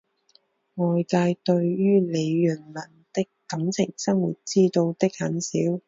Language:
Chinese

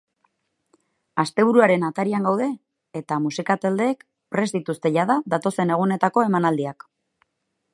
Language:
Basque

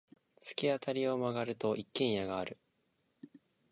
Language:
Japanese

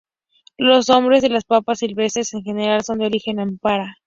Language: Spanish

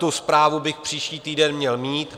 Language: Czech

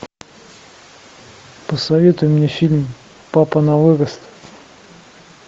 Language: Russian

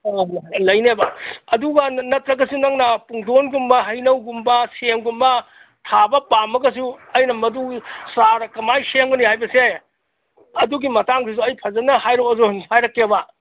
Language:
Manipuri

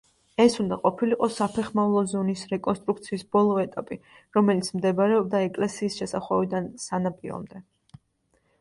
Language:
Georgian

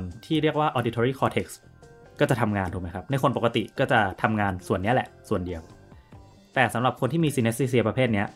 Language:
Thai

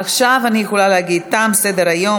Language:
Hebrew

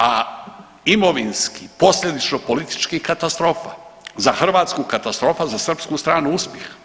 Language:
Croatian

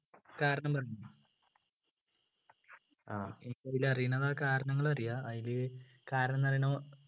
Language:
Malayalam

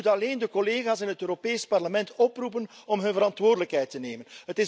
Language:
Dutch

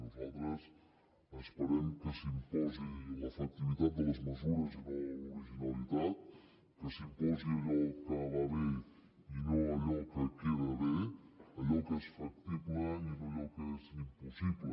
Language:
Catalan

